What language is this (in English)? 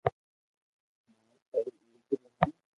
Loarki